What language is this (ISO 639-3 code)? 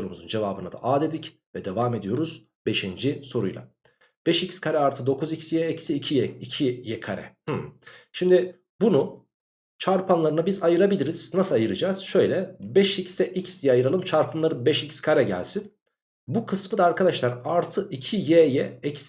tur